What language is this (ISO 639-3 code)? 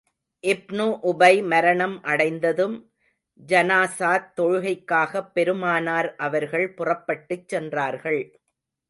tam